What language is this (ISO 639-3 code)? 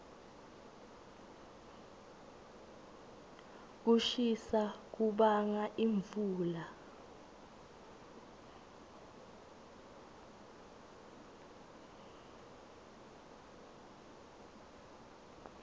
ssw